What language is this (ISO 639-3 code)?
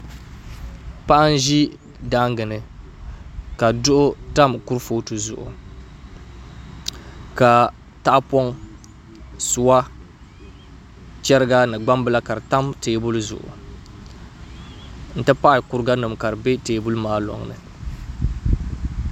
dag